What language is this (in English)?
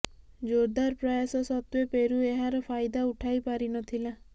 Odia